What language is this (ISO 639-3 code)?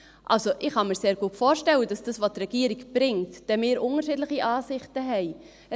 gsw